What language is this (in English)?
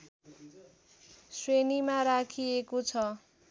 Nepali